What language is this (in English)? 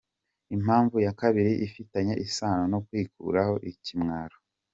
Kinyarwanda